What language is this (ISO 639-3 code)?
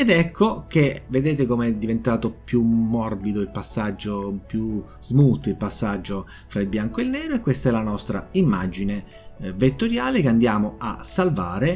ita